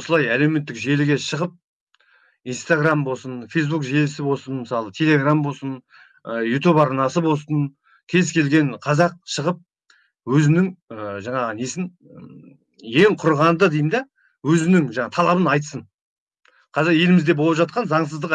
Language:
Kazakh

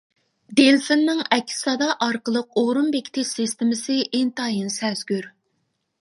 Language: Uyghur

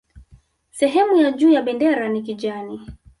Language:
Swahili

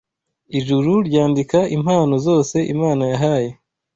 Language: Kinyarwanda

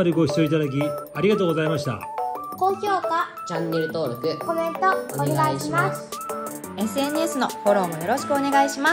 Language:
Japanese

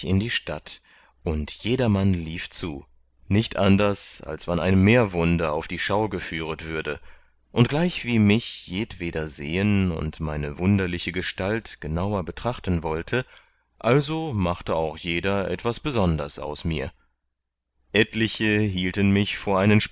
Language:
German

